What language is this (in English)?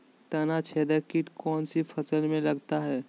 Magahi